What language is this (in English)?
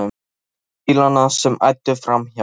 Icelandic